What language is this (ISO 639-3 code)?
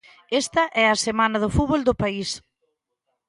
glg